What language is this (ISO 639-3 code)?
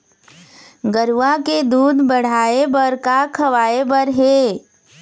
hne